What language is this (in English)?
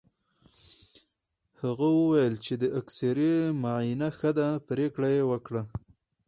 Pashto